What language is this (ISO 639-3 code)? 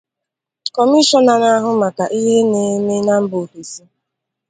ibo